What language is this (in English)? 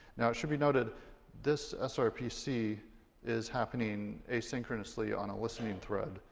English